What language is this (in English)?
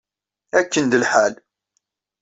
Kabyle